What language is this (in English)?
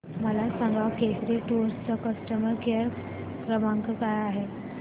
Marathi